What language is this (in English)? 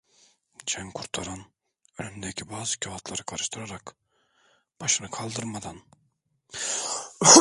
Turkish